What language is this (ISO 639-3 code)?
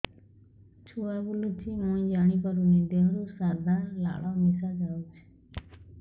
ori